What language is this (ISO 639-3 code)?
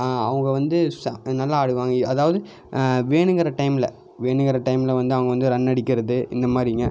tam